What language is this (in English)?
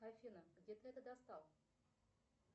Russian